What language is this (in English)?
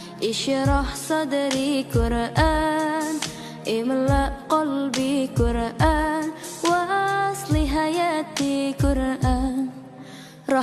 Indonesian